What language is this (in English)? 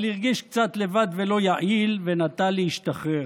Hebrew